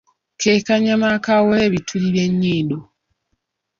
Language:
Ganda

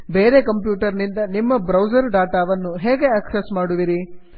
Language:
Kannada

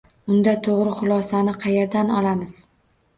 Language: Uzbek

